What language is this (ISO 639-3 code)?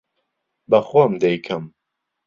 ckb